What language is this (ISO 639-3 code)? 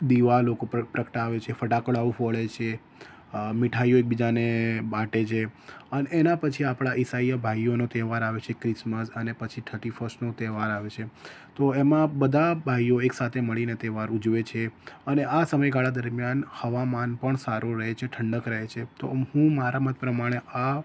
guj